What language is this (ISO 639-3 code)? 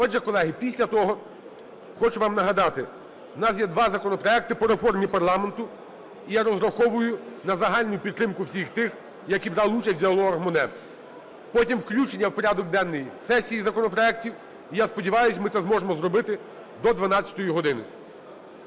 ukr